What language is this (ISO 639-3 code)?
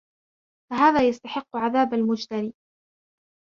ara